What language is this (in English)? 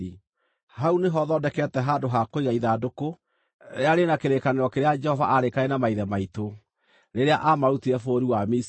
Kikuyu